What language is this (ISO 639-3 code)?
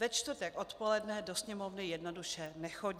ces